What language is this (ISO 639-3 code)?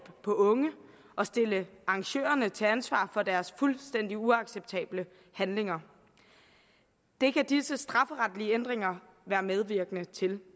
dan